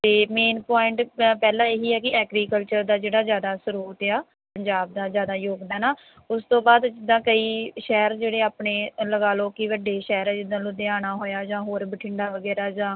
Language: Punjabi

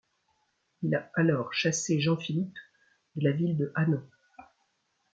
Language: French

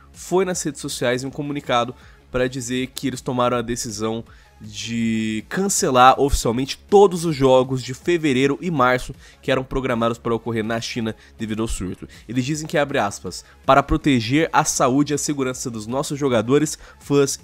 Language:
Portuguese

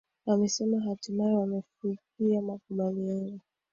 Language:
Swahili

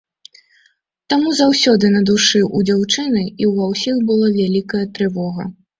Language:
Belarusian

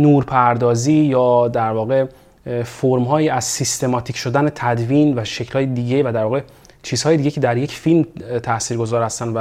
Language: Persian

